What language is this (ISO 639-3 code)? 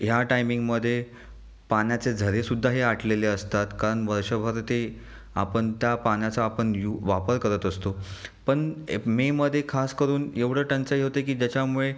mar